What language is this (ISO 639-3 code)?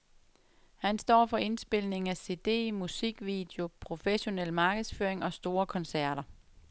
dan